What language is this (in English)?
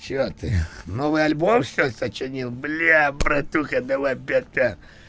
Russian